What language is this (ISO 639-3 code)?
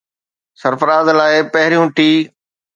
snd